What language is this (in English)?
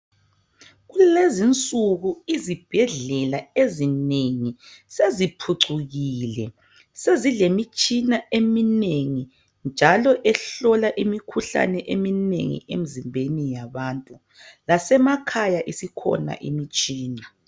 North Ndebele